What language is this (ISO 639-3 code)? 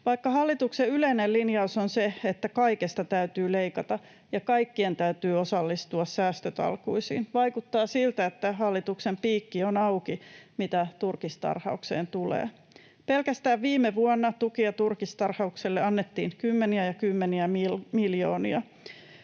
fin